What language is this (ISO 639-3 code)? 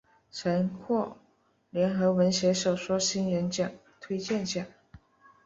zho